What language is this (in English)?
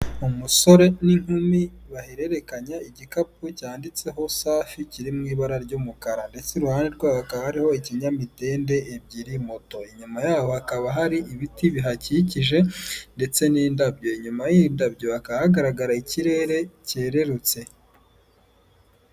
Kinyarwanda